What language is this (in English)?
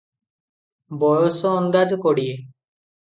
Odia